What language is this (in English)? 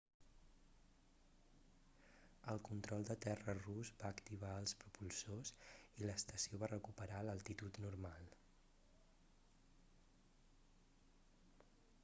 Catalan